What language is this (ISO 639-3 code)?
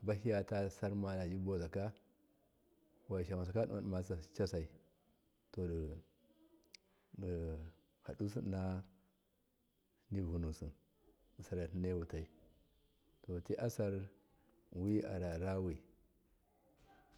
mkf